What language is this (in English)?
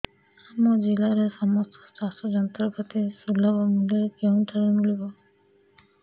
Odia